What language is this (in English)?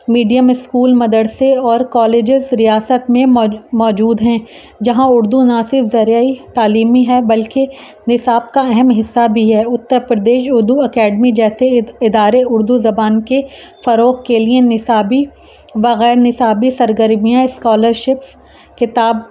Urdu